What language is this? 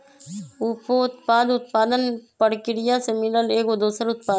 Magahi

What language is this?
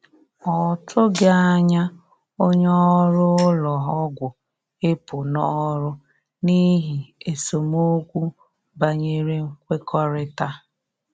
Igbo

